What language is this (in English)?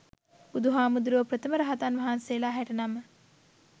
Sinhala